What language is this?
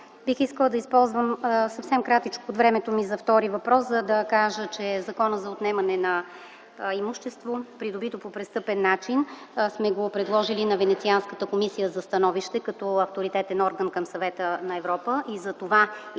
Bulgarian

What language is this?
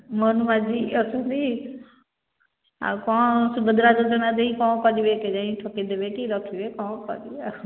Odia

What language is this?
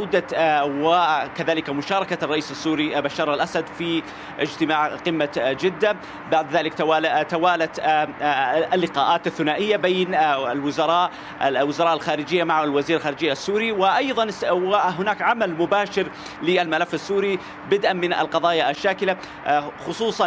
Arabic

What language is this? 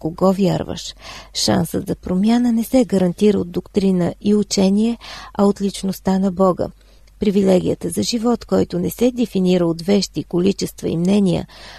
Bulgarian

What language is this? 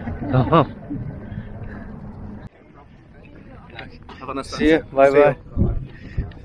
Turkish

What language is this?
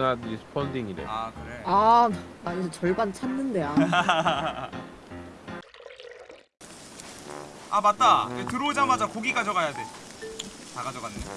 Korean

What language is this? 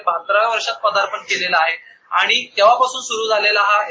Marathi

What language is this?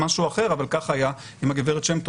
Hebrew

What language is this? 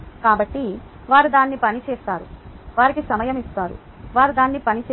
Telugu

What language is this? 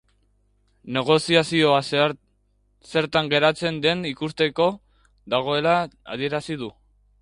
Basque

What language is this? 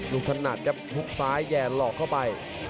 Thai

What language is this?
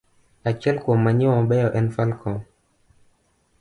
Luo (Kenya and Tanzania)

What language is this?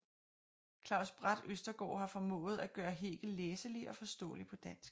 Danish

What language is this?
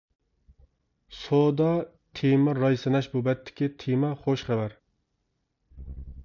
Uyghur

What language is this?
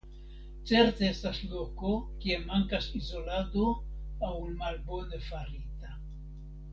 Esperanto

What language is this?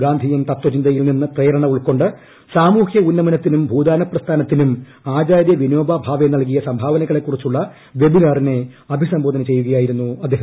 Malayalam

